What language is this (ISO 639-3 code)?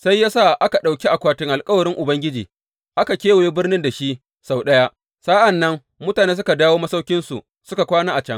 hau